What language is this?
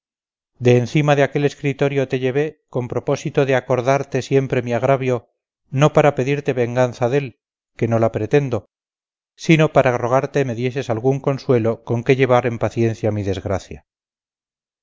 Spanish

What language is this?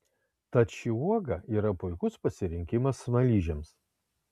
Lithuanian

